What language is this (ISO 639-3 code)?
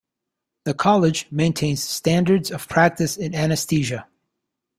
eng